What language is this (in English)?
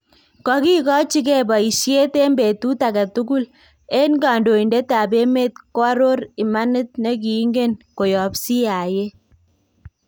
Kalenjin